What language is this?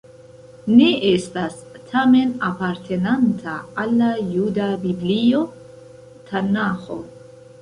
Esperanto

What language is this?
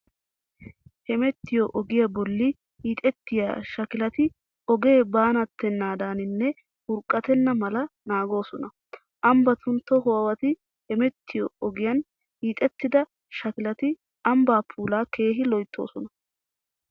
Wolaytta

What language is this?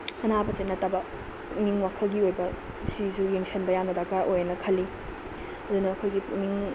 Manipuri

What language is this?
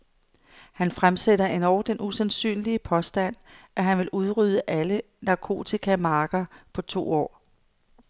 Danish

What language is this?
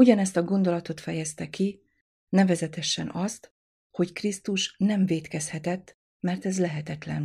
Hungarian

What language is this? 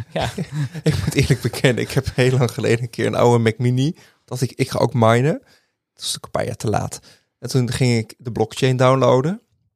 Dutch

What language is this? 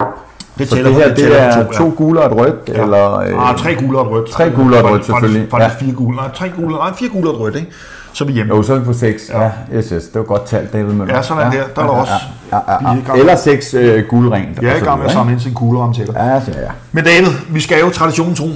Danish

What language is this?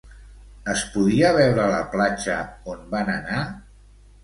Catalan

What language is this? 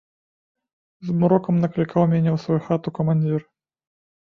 Belarusian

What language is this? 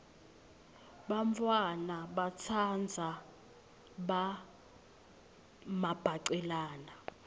Swati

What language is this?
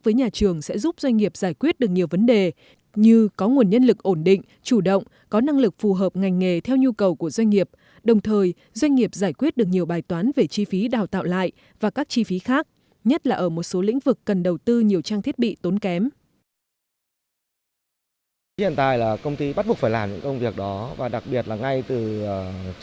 Vietnamese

